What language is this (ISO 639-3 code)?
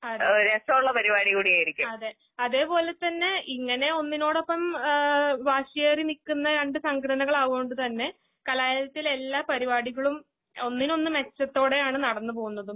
mal